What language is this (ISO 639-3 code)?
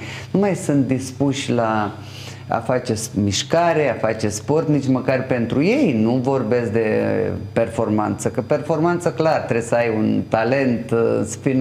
ron